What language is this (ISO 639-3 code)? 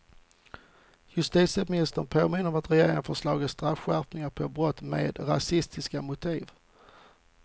swe